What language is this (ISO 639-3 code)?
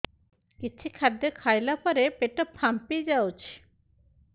ori